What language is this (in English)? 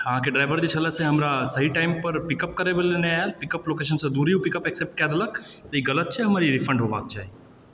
Maithili